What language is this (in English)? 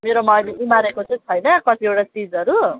Nepali